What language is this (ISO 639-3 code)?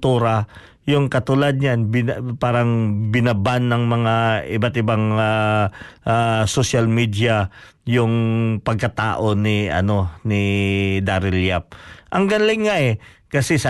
fil